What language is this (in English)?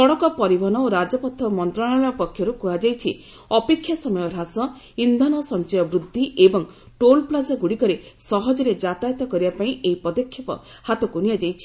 Odia